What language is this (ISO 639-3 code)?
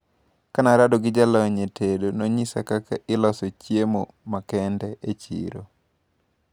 luo